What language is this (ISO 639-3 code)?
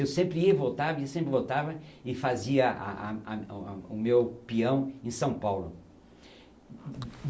por